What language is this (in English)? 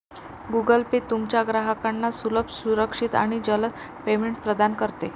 Marathi